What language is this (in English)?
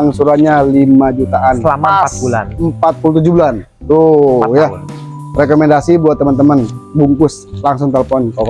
Indonesian